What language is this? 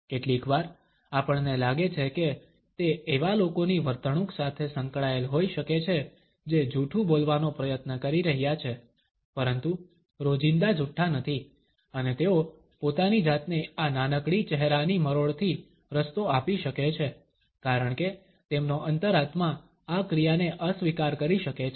Gujarati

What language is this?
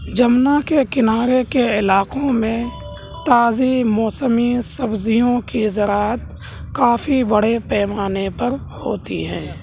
Urdu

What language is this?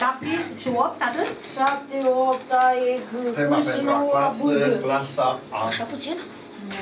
Romanian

